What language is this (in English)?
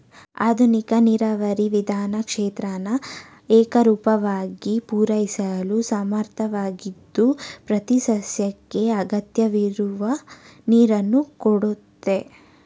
Kannada